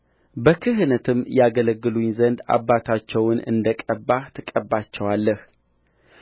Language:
Amharic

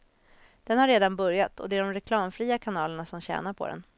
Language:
Swedish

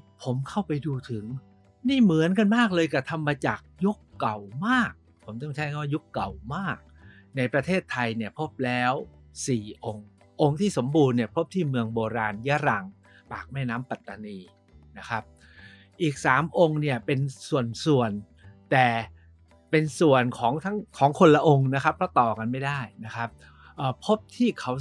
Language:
Thai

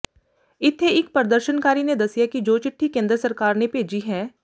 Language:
Punjabi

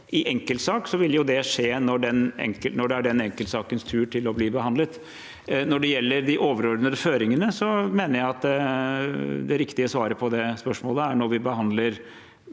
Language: Norwegian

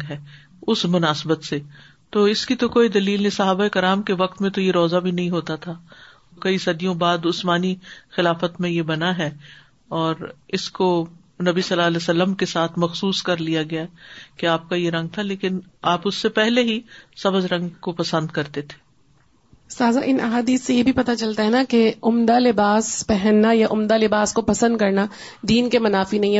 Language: Urdu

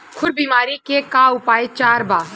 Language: Bhojpuri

